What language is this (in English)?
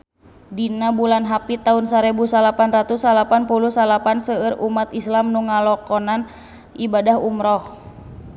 Sundanese